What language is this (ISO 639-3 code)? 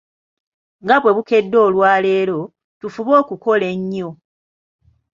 lug